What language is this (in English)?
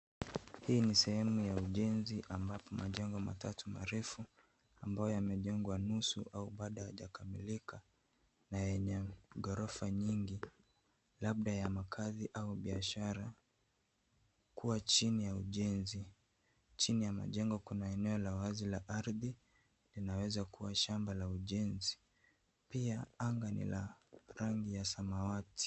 Swahili